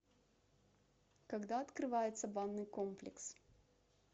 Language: Russian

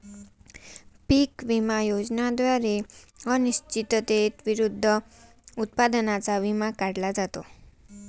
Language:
Marathi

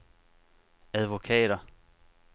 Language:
Danish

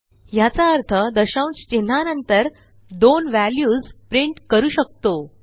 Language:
Marathi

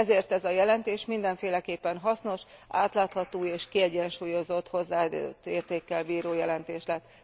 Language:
Hungarian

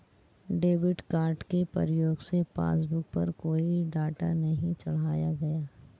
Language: Hindi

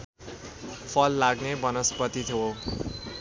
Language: Nepali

